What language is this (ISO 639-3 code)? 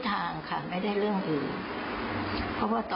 tha